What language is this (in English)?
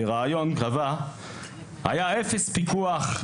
Hebrew